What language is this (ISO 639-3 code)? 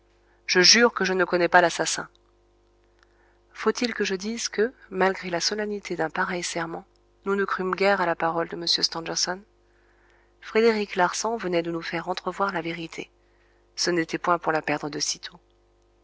fra